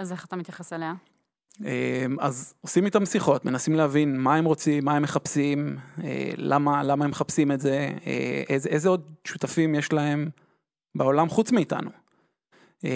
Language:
Hebrew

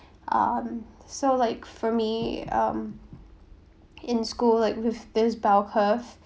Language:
English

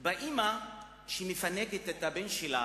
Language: Hebrew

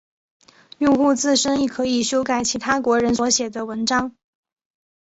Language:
Chinese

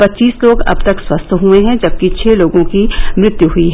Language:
Hindi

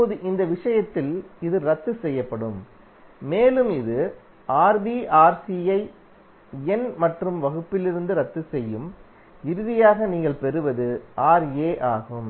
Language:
Tamil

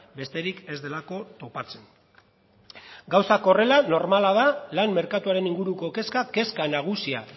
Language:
Basque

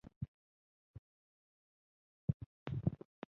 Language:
Ganda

